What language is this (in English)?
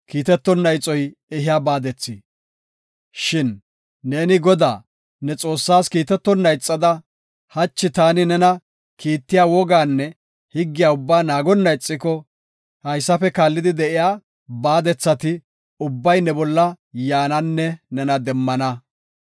Gofa